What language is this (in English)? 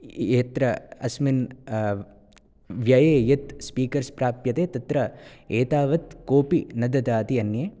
Sanskrit